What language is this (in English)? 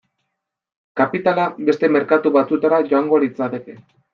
Basque